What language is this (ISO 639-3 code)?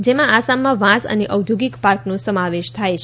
guj